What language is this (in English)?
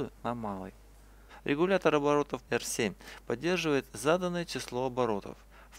Russian